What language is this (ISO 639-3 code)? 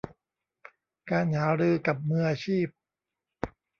tha